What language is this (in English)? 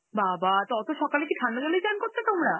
Bangla